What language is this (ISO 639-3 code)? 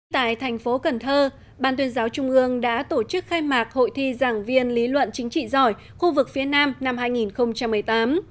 vie